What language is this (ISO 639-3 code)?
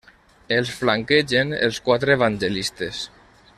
cat